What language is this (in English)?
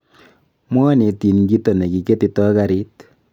Kalenjin